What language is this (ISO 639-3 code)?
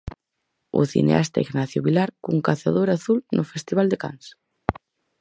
glg